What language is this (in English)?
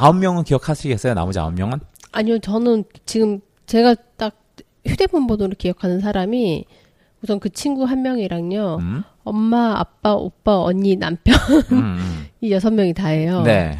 Korean